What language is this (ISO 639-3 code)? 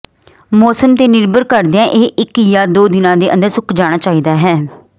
pan